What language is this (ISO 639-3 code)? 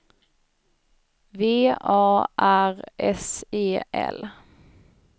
swe